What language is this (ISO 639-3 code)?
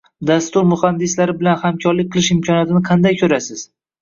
uzb